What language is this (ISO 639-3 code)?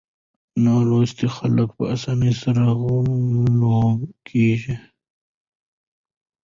pus